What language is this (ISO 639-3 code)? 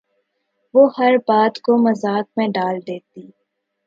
urd